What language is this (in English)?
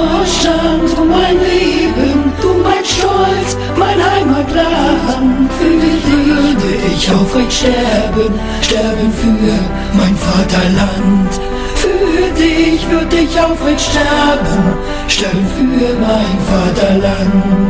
German